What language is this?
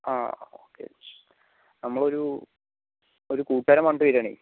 Malayalam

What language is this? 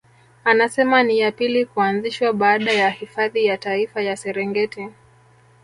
Swahili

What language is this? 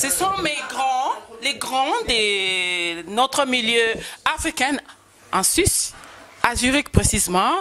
French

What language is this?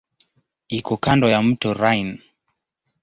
Swahili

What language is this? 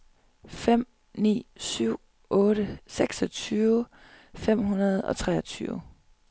Danish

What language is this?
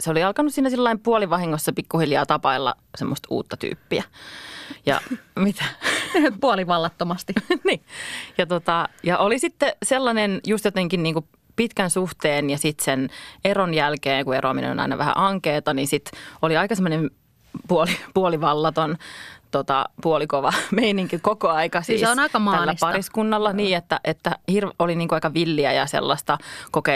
Finnish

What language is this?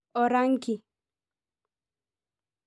Masai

